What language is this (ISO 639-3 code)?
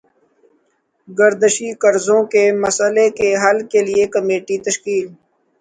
urd